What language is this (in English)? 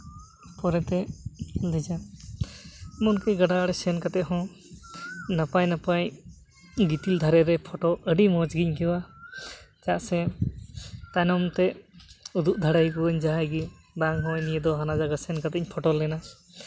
Santali